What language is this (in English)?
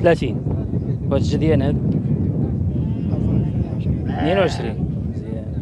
Arabic